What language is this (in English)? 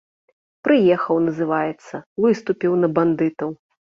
Belarusian